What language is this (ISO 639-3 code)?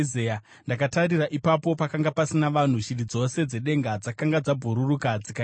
sna